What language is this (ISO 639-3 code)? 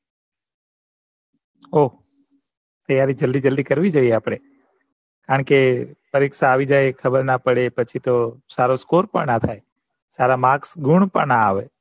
guj